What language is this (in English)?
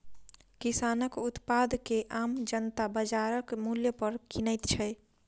Maithili